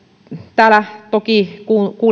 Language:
Finnish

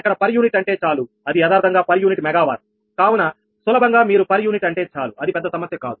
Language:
Telugu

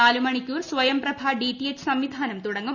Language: Malayalam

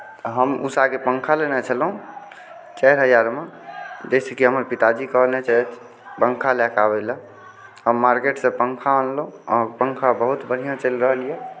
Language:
Maithili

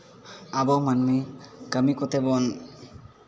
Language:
Santali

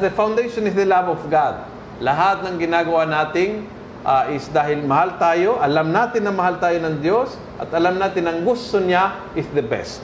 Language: Filipino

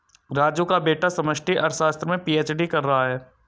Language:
Hindi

